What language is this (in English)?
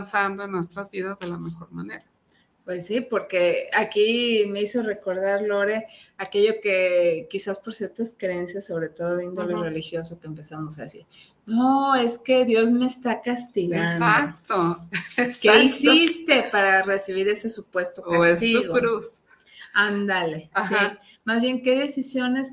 Spanish